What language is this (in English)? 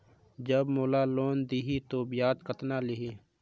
Chhattisgarhi